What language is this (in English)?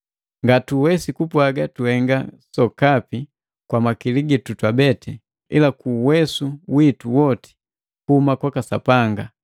Matengo